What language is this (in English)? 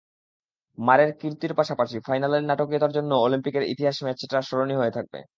Bangla